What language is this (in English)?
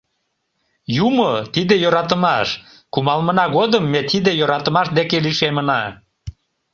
Mari